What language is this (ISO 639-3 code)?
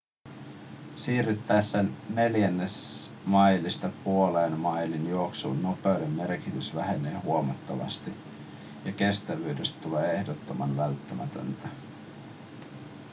fin